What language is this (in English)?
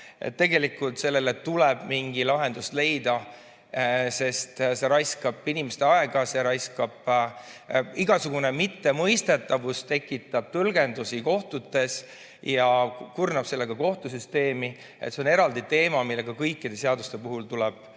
Estonian